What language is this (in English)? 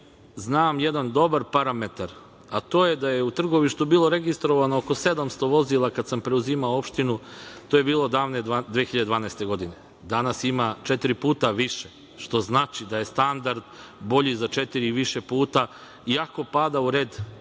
Serbian